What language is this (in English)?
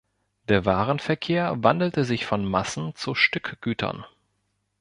German